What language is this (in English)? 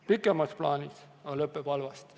Estonian